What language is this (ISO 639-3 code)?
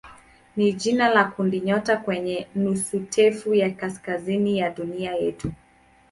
swa